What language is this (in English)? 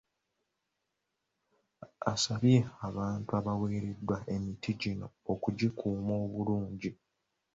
Ganda